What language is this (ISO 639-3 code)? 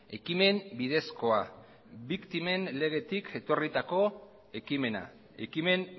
eus